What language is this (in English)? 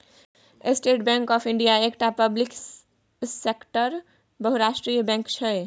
Maithili